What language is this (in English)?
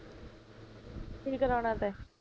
Punjabi